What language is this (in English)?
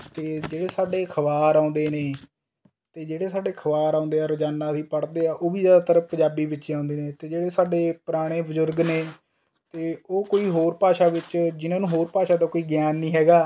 Punjabi